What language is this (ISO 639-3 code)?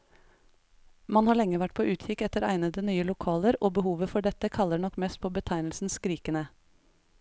nor